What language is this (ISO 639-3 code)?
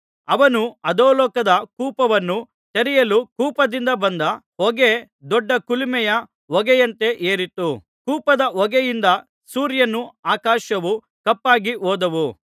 kan